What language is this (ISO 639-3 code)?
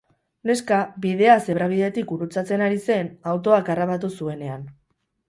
eus